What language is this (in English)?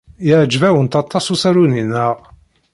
Kabyle